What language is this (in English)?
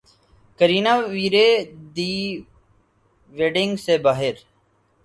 Urdu